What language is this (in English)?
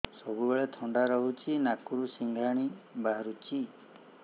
Odia